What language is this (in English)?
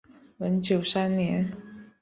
Chinese